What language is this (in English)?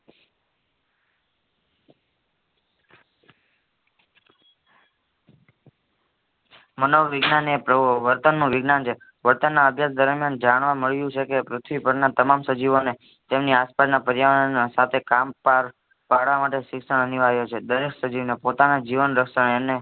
Gujarati